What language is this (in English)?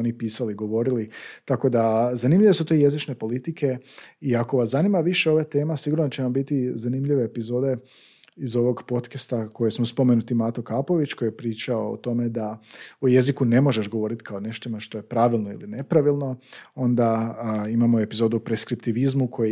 Croatian